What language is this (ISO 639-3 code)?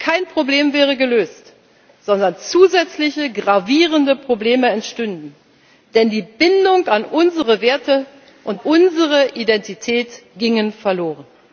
deu